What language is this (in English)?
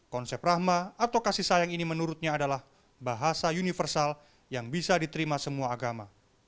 Indonesian